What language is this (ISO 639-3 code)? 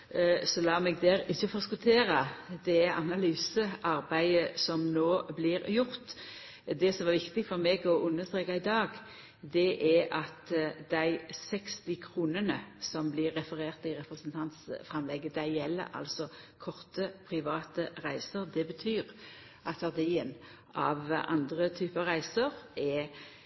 nno